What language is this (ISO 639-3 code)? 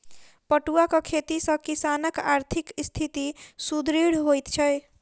mai